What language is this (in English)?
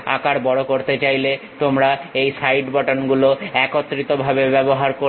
Bangla